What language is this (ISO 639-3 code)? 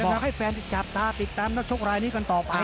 tha